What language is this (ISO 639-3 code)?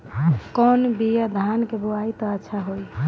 bho